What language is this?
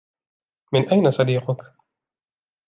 Arabic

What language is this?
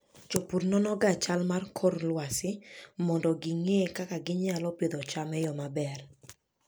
Luo (Kenya and Tanzania)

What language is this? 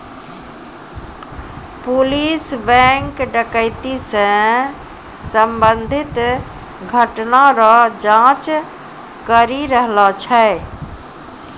Maithili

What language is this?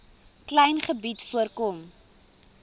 Afrikaans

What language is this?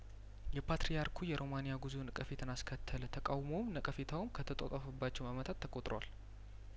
Amharic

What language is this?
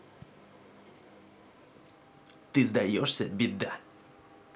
Russian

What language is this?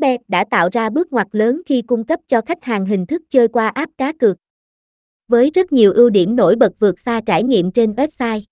Vietnamese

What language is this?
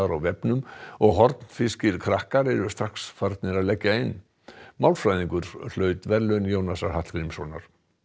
Icelandic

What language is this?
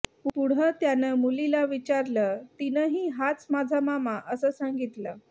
Marathi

